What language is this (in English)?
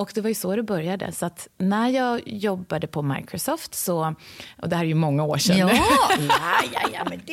Swedish